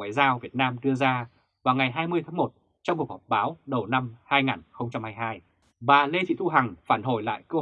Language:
Vietnamese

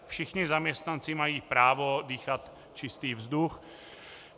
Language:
Czech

